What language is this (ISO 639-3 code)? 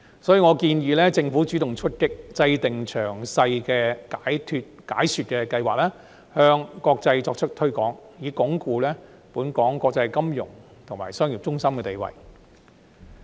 yue